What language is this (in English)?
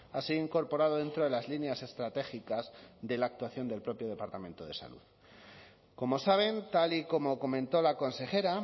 Spanish